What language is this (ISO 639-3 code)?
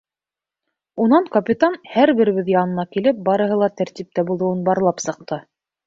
bak